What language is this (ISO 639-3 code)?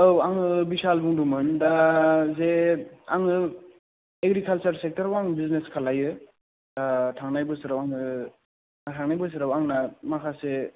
brx